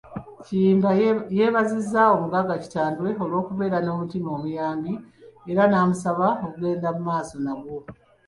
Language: Ganda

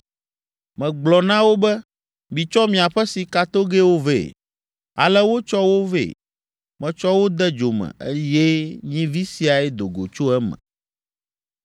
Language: Ewe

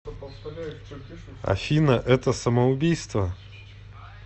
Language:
Russian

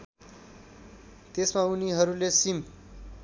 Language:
Nepali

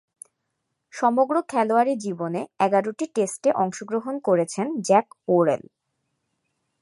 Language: Bangla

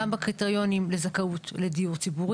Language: Hebrew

